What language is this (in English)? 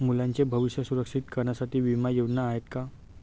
Marathi